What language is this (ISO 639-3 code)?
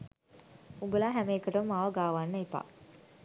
sin